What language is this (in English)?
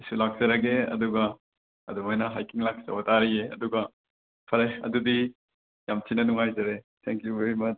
Manipuri